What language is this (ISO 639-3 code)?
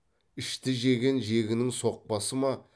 kaz